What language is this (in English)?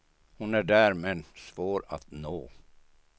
Swedish